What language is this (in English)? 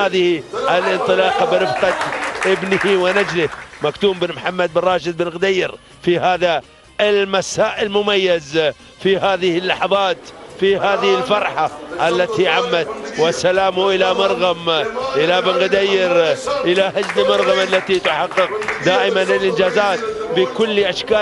Arabic